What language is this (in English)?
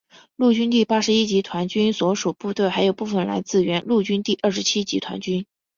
Chinese